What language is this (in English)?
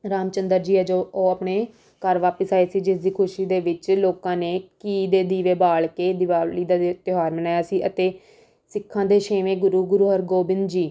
Punjabi